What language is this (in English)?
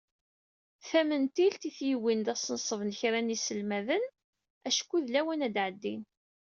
Kabyle